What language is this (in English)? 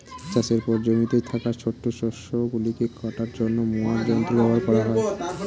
Bangla